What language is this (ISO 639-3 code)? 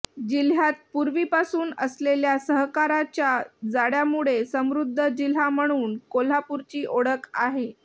mar